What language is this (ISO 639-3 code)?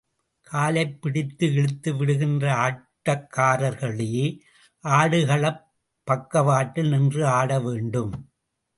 tam